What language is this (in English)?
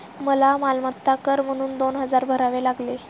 Marathi